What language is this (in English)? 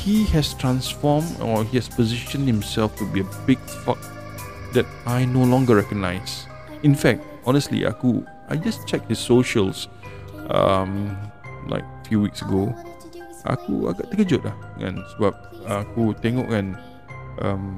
Malay